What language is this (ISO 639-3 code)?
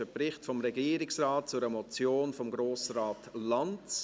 gsw